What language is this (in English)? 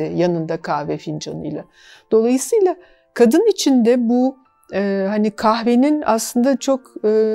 Turkish